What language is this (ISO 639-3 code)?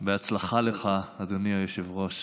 heb